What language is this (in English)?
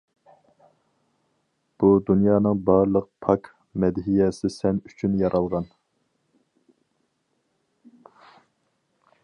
Uyghur